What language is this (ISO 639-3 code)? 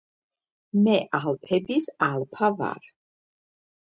kat